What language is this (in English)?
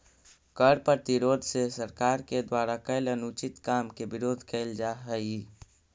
Magahi